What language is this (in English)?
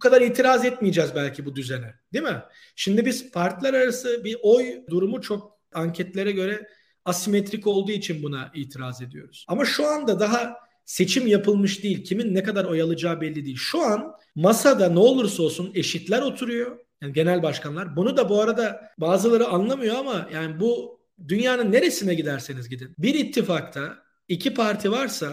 Turkish